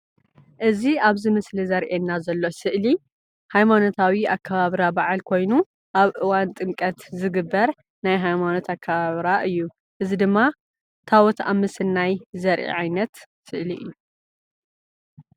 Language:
Tigrinya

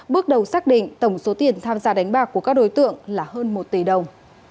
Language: Vietnamese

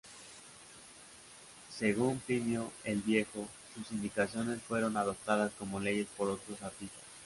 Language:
Spanish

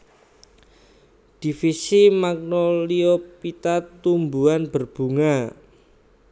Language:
Javanese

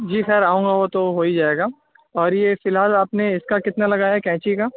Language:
Urdu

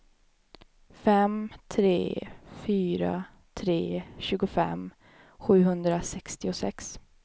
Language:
Swedish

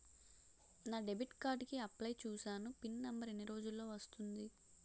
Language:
Telugu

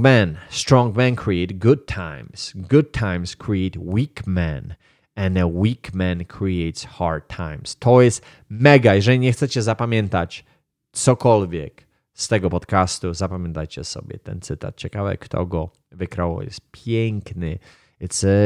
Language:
Polish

